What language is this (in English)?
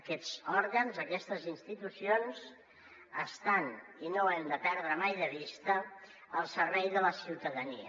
Catalan